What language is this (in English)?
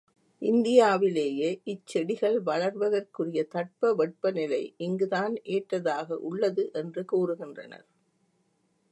Tamil